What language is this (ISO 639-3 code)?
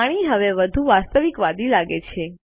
guj